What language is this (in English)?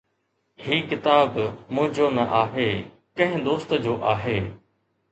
Sindhi